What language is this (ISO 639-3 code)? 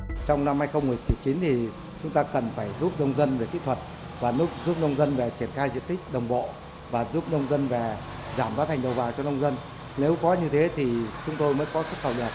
vie